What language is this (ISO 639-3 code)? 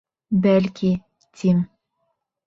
bak